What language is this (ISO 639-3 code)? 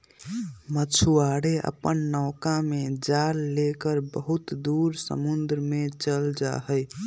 mag